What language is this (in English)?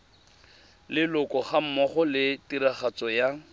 Tswana